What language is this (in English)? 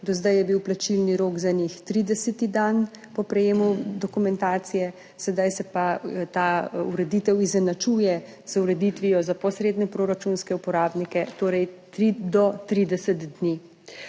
Slovenian